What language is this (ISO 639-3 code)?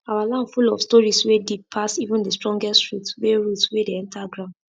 pcm